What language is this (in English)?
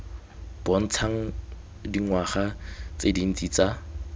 Tswana